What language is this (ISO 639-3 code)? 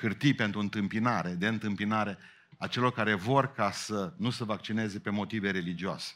ron